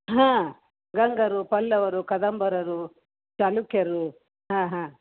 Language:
Kannada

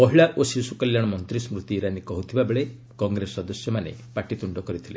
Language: Odia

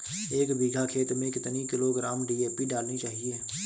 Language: Hindi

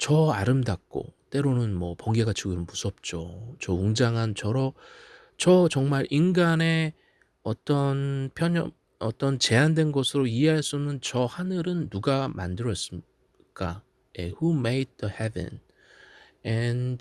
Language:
Korean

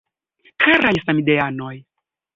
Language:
Esperanto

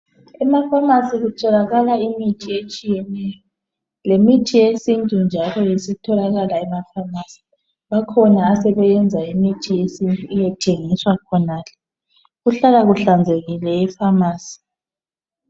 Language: North Ndebele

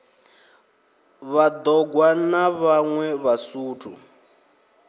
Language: Venda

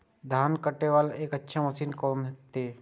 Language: Maithili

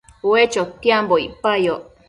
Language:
Matsés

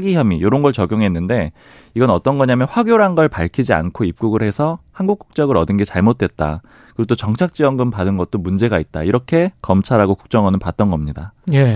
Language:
Korean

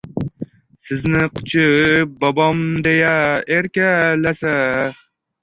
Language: Uzbek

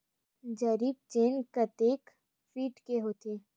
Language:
Chhattisgarhi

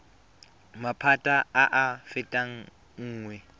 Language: Tswana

